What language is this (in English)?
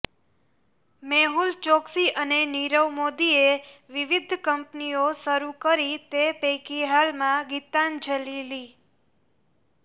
Gujarati